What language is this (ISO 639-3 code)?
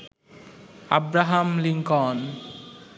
ben